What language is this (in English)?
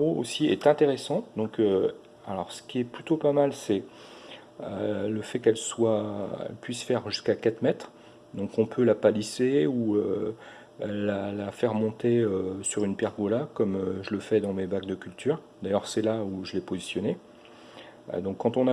French